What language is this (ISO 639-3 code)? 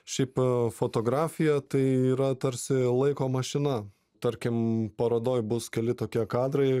lit